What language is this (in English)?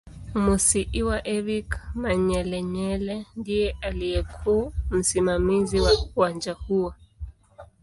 Swahili